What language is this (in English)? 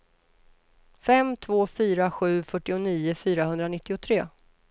Swedish